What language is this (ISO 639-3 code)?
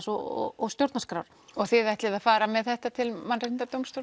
isl